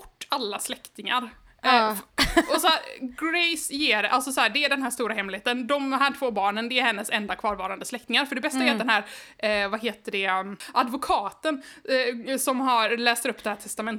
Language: Swedish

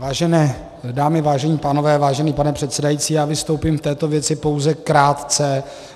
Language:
Czech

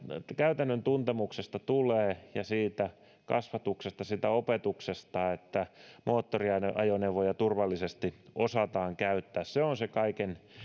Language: Finnish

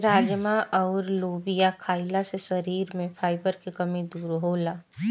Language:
Bhojpuri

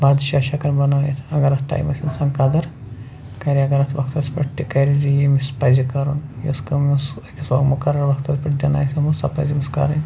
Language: Kashmiri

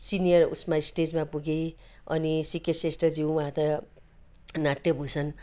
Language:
Nepali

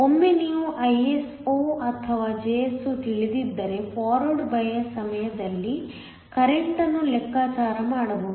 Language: Kannada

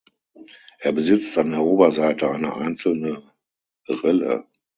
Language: German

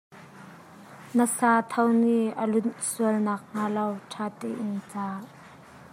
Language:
Hakha Chin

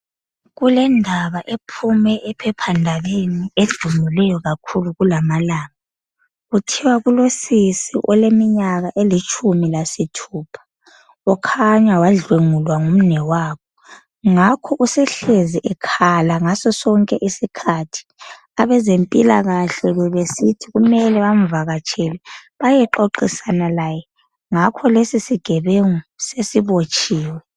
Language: North Ndebele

